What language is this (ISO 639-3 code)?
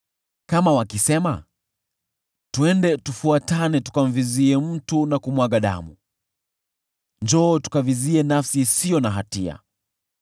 swa